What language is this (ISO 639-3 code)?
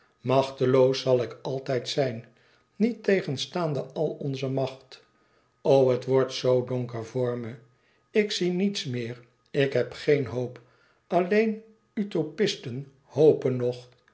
nld